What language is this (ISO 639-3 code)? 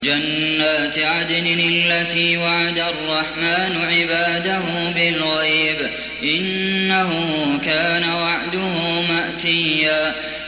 ara